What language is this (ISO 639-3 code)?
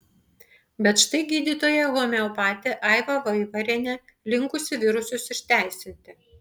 lit